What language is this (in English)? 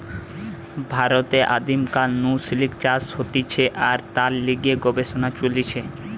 Bangla